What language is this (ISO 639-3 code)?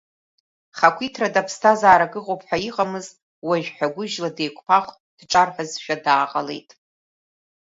abk